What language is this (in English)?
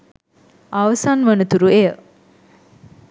Sinhala